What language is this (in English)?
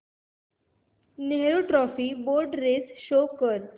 Marathi